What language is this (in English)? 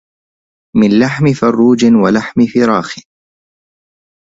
Arabic